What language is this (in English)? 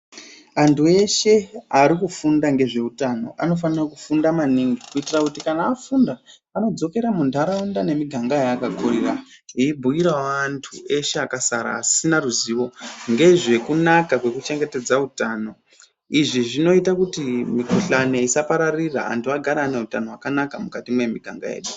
Ndau